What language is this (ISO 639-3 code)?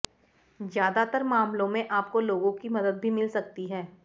hin